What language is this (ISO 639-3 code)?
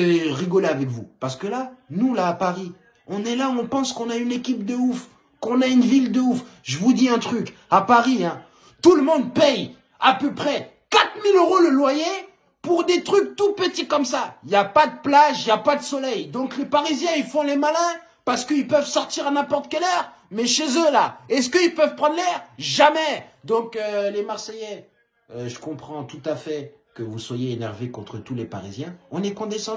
fra